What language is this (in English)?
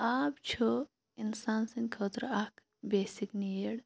Kashmiri